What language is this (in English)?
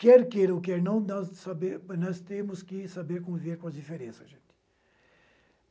Portuguese